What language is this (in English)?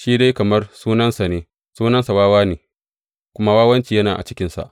Hausa